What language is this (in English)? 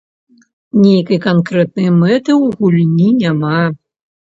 Belarusian